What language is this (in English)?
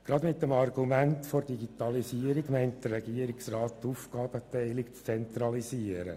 Swiss German